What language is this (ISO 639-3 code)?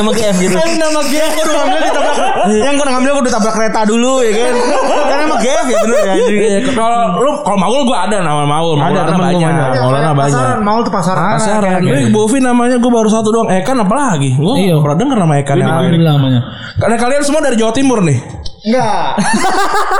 ind